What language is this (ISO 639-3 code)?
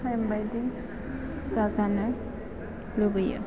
brx